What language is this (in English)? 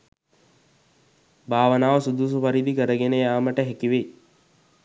Sinhala